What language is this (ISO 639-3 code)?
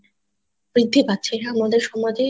ben